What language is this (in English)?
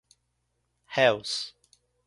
Portuguese